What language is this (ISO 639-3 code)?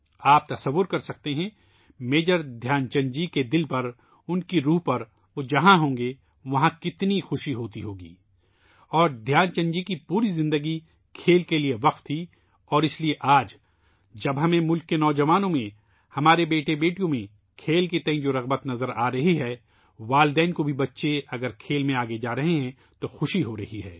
urd